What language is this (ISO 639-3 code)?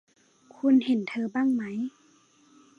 tha